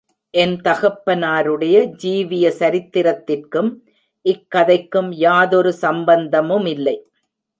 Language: Tamil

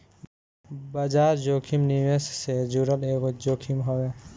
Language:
Bhojpuri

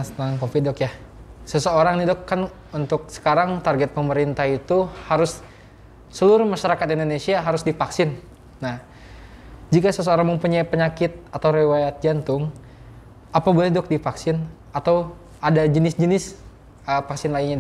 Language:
Indonesian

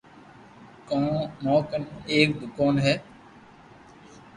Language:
Loarki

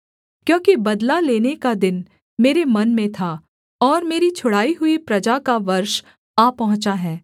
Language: Hindi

